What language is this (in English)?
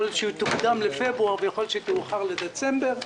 Hebrew